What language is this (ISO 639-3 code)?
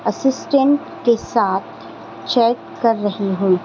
urd